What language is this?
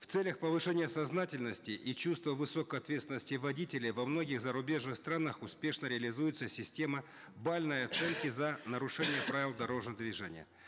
Kazakh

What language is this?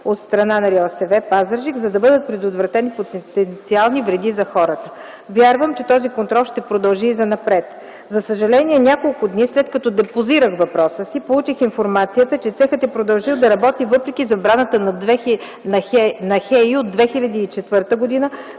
Bulgarian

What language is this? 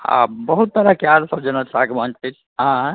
Maithili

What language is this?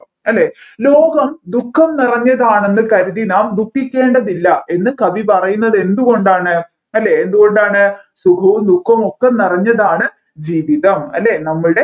Malayalam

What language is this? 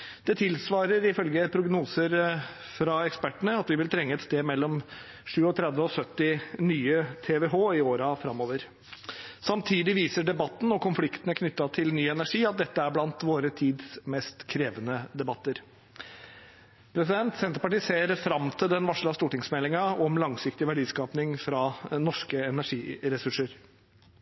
Norwegian Bokmål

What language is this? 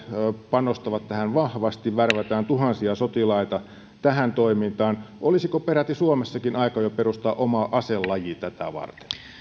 Finnish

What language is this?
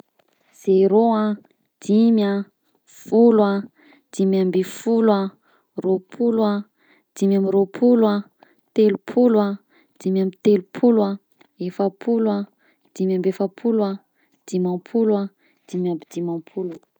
Southern Betsimisaraka Malagasy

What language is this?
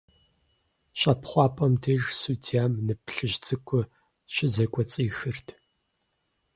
Kabardian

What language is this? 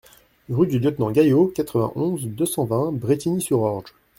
French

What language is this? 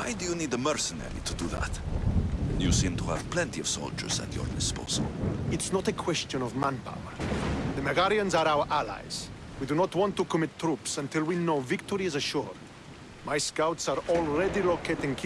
English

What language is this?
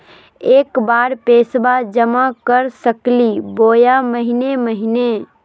Magahi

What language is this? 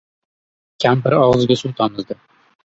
Uzbek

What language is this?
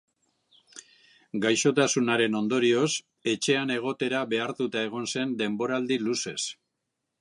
Basque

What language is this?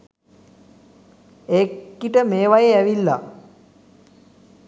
Sinhala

